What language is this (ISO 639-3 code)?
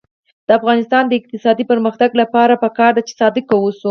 pus